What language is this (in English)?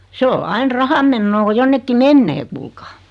Finnish